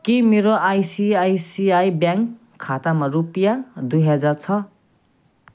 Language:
Nepali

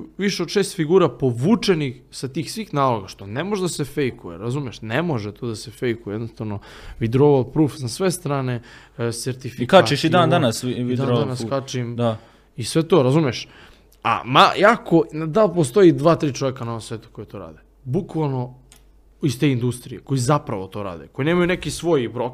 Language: Croatian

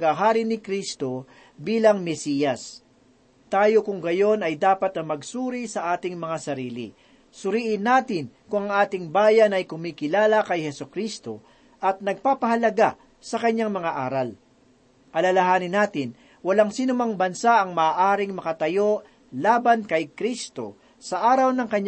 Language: Filipino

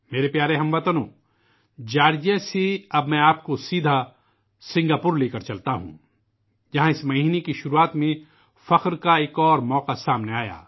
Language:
Urdu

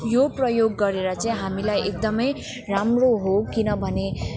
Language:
Nepali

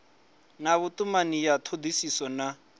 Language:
Venda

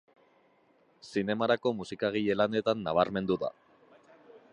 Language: Basque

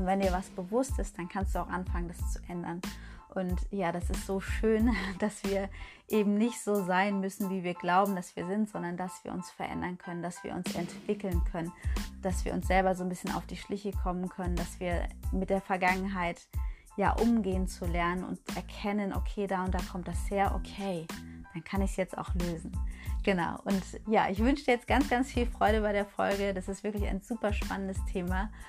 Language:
German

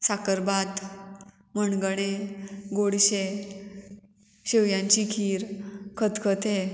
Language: Konkani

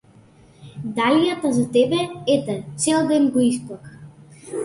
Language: Macedonian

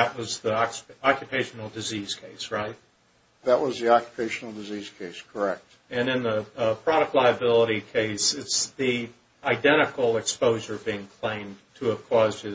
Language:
English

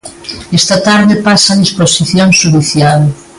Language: Galician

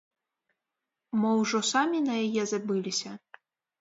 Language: Belarusian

